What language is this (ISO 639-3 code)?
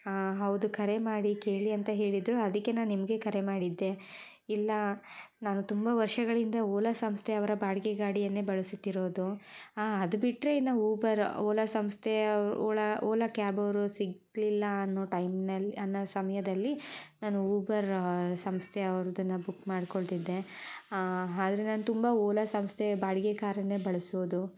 kan